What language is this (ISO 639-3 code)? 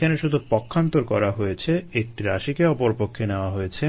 ben